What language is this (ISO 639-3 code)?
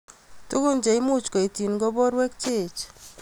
kln